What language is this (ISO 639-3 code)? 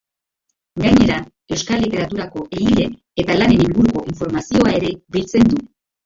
eus